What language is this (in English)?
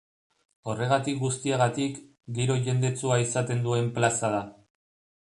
Basque